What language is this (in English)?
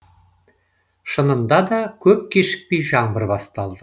Kazakh